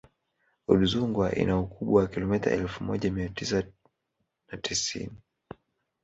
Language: Swahili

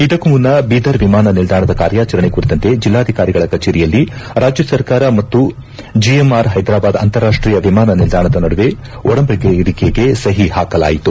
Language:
Kannada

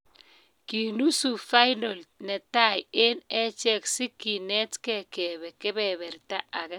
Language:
Kalenjin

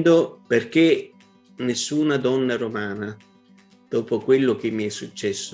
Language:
Italian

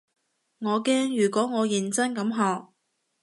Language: Cantonese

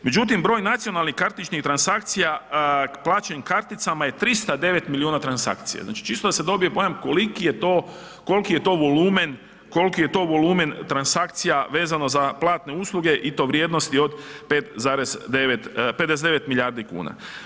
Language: Croatian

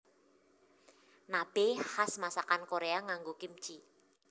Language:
Javanese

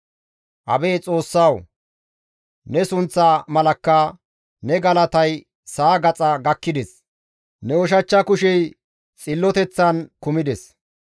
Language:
Gamo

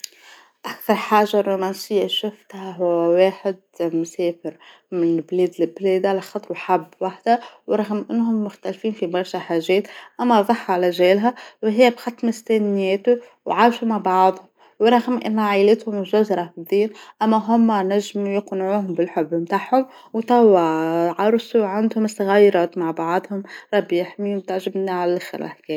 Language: Tunisian Arabic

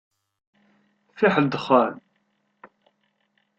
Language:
Kabyle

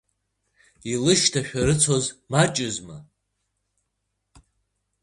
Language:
Abkhazian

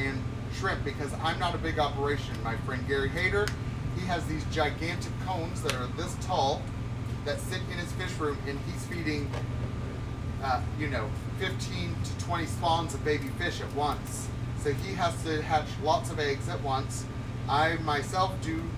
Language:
English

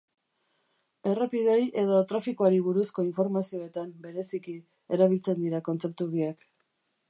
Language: Basque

